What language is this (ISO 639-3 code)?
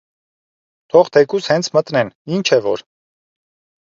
hye